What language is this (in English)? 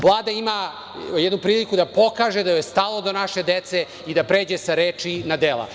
Serbian